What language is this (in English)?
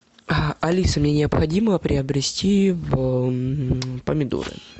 Russian